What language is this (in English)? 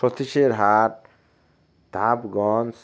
Bangla